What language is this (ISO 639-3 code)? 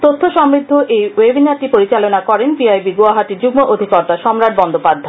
ben